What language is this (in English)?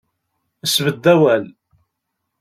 Kabyle